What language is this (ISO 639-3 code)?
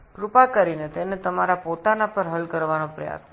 ben